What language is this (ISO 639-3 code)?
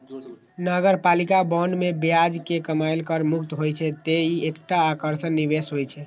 mai